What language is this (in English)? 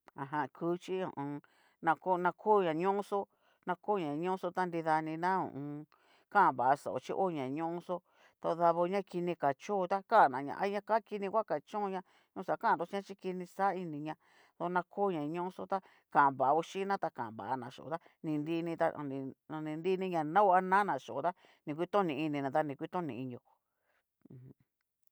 Cacaloxtepec Mixtec